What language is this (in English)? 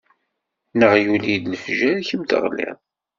Kabyle